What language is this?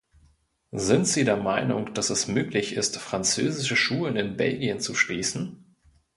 German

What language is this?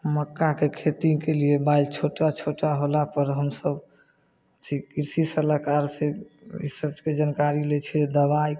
Maithili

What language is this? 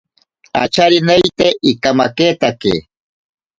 Ashéninka Perené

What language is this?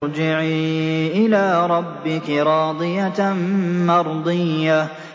Arabic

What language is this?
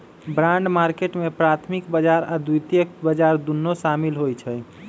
Magahi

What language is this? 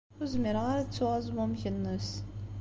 Kabyle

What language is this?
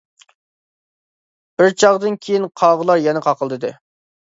Uyghur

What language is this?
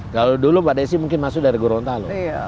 Indonesian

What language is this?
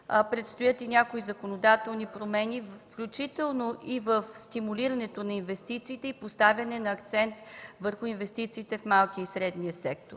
Bulgarian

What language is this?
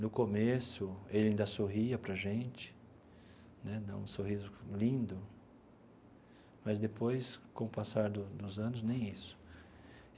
Portuguese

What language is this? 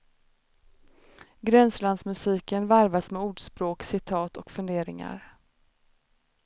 Swedish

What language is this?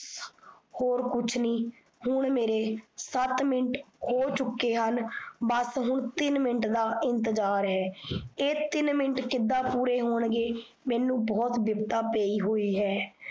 Punjabi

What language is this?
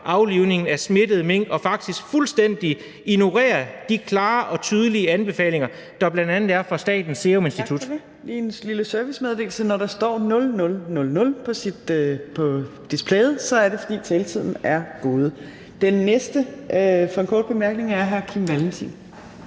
Danish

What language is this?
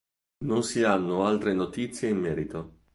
Italian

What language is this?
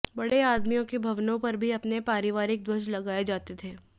Hindi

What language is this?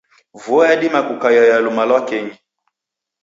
Taita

